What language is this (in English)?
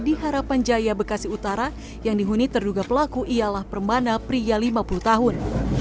Indonesian